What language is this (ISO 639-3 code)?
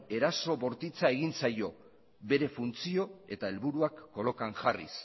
eus